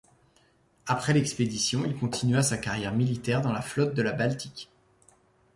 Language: French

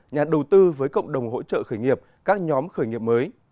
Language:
Vietnamese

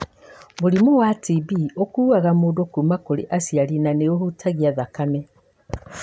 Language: Kikuyu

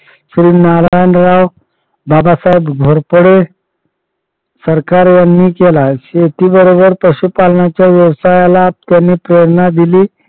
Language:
Marathi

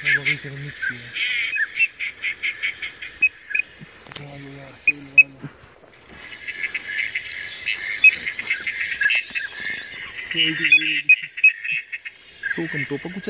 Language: Romanian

